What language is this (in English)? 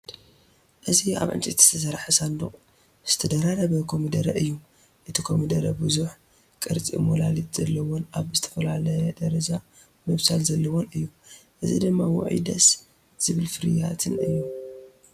Tigrinya